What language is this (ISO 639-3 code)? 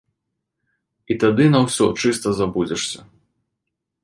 bel